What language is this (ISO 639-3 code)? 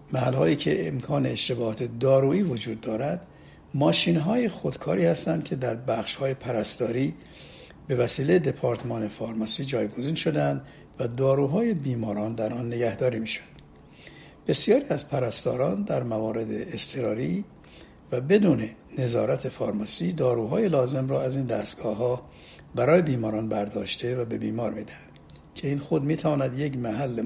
fas